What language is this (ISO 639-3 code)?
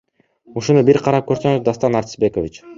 kir